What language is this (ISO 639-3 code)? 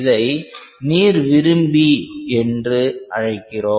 tam